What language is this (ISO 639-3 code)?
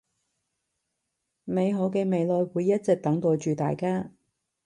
yue